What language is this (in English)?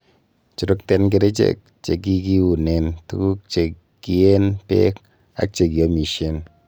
Kalenjin